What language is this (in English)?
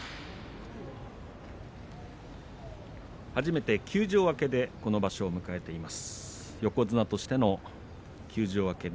Japanese